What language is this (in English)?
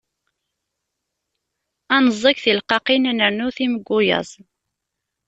Kabyle